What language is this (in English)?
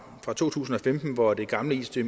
Danish